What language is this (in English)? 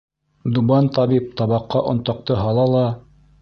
Bashkir